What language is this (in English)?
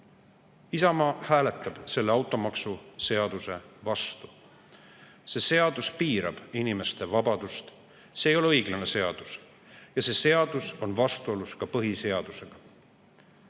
Estonian